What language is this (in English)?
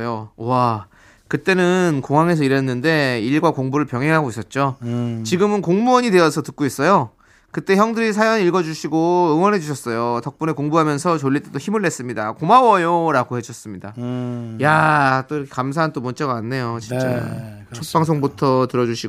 Korean